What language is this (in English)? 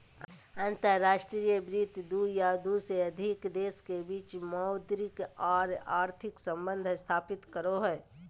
Magahi